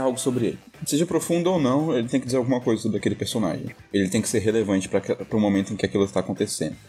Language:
Portuguese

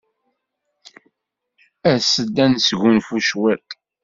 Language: Kabyle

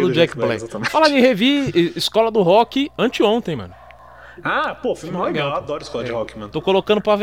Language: Portuguese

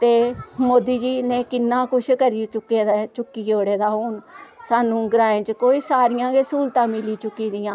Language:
Dogri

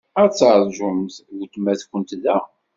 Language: Kabyle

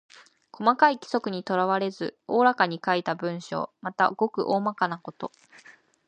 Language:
Japanese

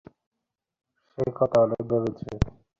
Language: Bangla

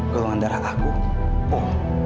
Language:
Indonesian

